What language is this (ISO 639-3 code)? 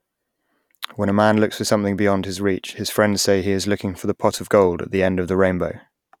eng